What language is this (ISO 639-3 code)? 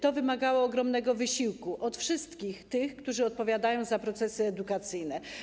pol